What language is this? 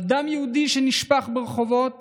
Hebrew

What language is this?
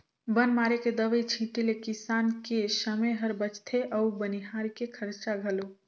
Chhattisgarhi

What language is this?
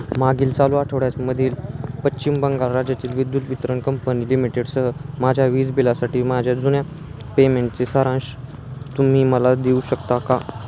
Marathi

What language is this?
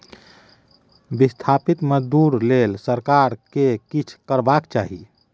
Maithili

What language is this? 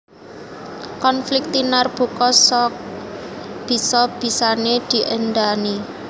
Javanese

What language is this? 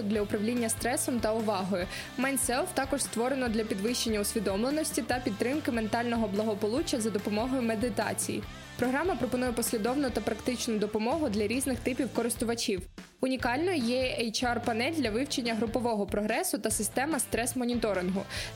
Ukrainian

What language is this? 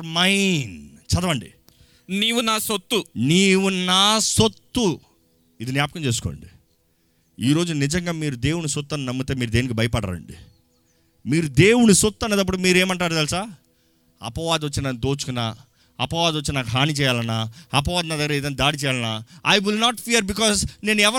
Telugu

